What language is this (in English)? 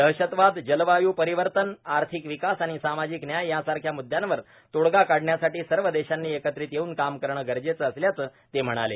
Marathi